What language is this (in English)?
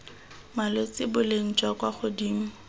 Tswana